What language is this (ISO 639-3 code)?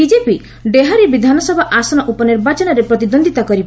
ori